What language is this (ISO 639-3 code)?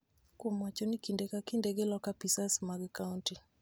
luo